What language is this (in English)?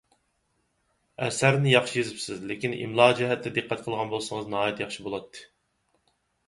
Uyghur